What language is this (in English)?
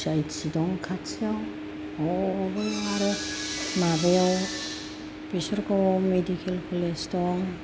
Bodo